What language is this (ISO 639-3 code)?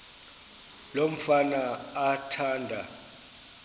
xho